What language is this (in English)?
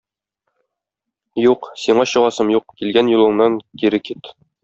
Tatar